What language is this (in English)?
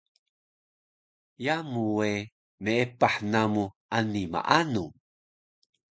Taroko